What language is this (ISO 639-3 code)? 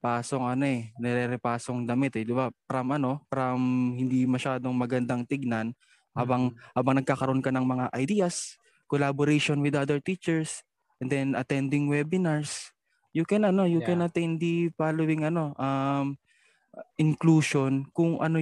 fil